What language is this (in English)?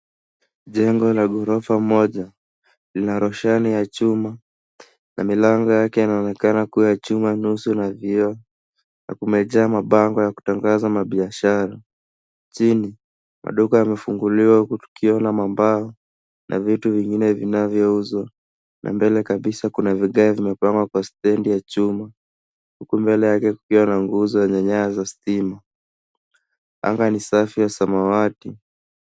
Swahili